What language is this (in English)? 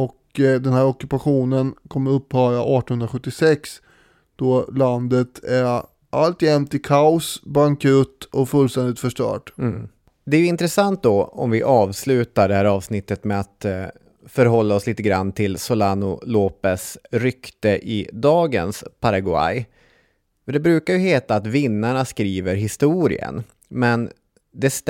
Swedish